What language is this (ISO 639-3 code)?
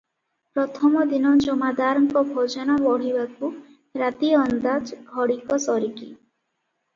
ori